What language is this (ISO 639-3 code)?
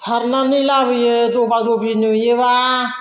brx